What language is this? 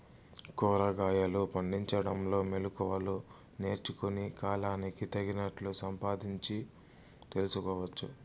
Telugu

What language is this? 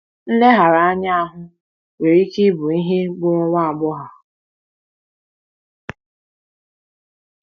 Igbo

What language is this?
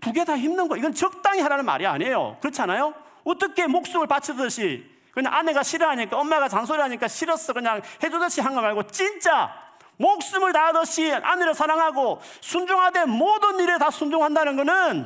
Korean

